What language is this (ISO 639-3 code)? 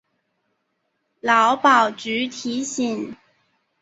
zho